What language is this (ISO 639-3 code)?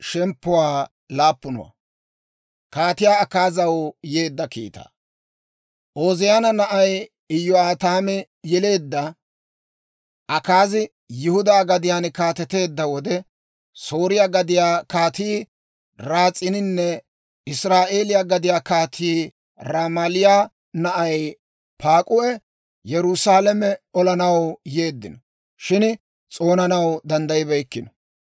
dwr